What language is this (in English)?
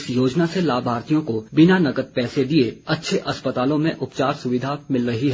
Hindi